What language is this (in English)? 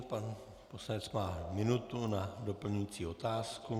Czech